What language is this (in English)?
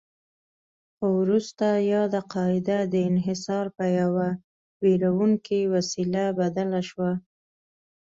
Pashto